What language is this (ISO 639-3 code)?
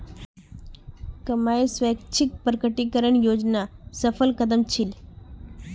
mag